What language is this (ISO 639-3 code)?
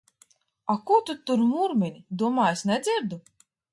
lav